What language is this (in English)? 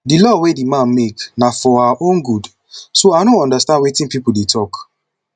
Nigerian Pidgin